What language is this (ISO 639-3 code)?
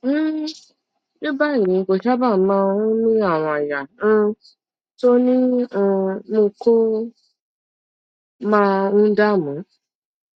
yor